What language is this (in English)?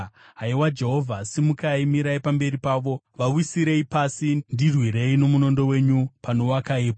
Shona